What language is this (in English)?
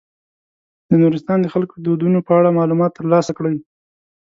Pashto